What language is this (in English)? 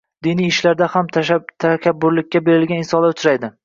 Uzbek